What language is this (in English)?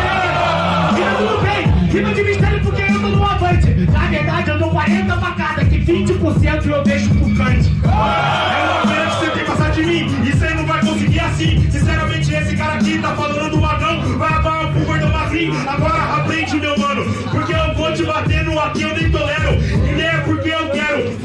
Portuguese